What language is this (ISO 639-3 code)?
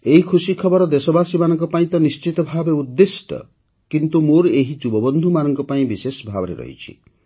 ori